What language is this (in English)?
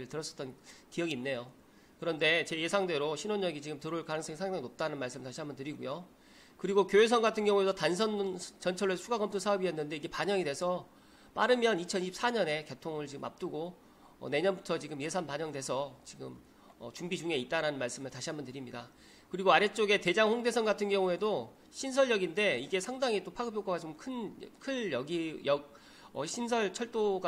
Korean